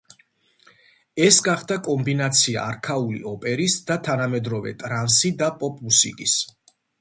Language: Georgian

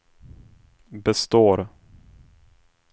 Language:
Swedish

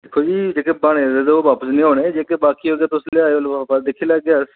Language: Dogri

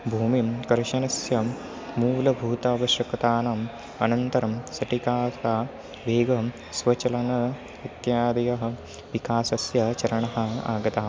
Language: Sanskrit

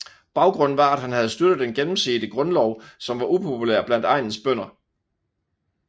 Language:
Danish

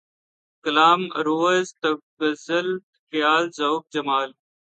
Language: Urdu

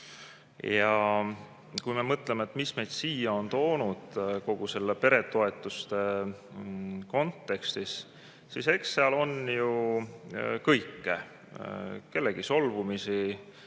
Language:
Estonian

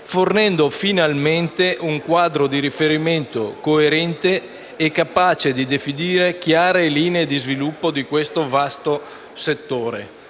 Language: Italian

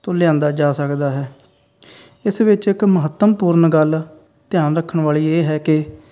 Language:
Punjabi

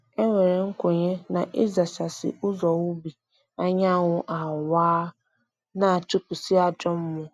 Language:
Igbo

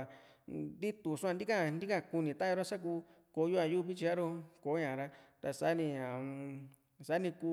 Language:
Juxtlahuaca Mixtec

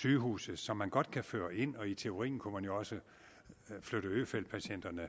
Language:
Danish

